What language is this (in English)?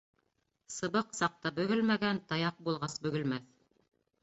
Bashkir